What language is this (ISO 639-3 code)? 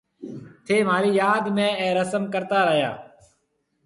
mve